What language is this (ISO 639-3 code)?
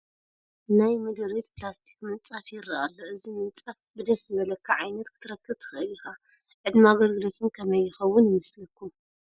tir